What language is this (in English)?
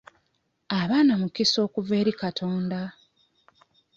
Ganda